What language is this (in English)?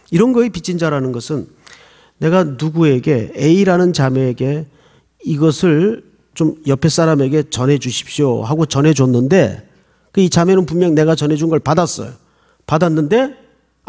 Korean